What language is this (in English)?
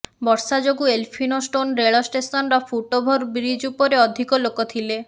Odia